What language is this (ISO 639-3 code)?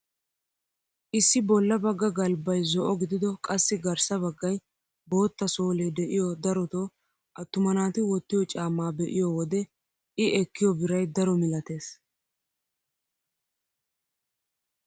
wal